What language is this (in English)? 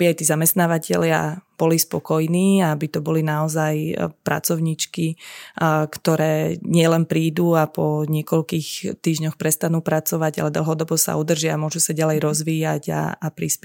Slovak